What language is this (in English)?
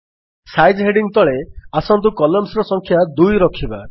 Odia